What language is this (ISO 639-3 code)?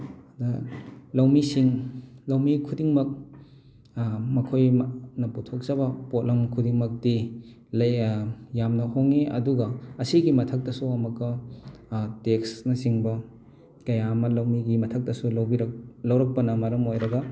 mni